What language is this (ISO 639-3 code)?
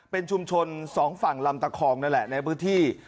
tha